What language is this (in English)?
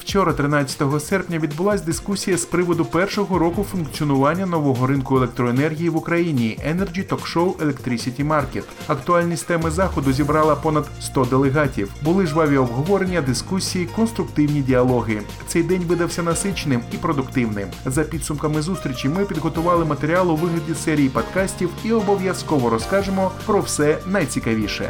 Ukrainian